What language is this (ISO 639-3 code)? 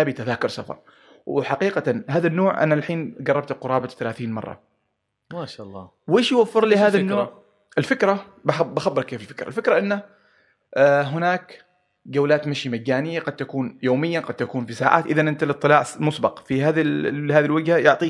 ara